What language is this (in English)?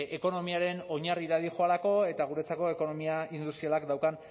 Basque